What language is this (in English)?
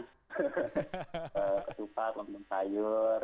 Indonesian